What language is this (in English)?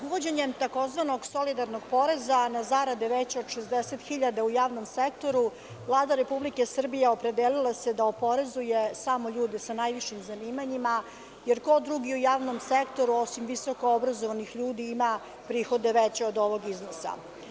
Serbian